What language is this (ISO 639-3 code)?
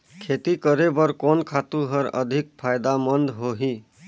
hne